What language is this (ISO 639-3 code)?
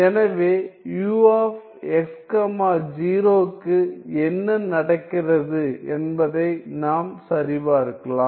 tam